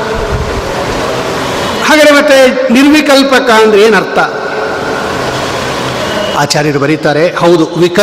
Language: Kannada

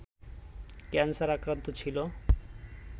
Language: Bangla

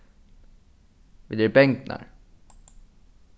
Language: Faroese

